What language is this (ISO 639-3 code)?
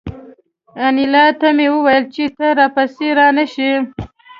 pus